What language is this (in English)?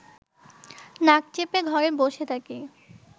Bangla